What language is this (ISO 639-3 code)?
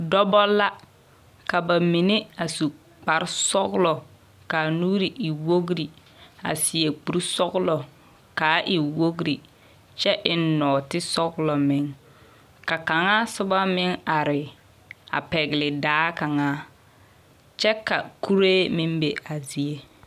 dga